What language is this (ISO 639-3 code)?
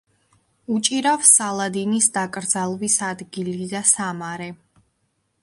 kat